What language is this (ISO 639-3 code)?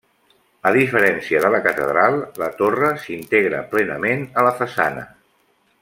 cat